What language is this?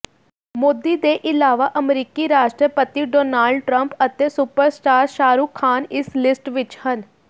Punjabi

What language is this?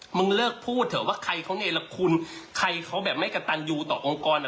Thai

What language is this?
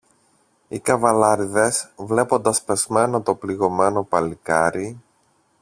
Greek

